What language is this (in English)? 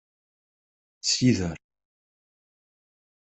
Kabyle